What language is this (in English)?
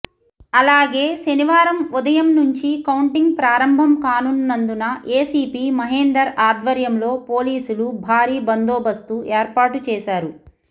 Telugu